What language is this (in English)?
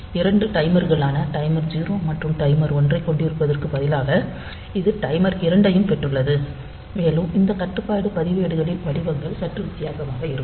Tamil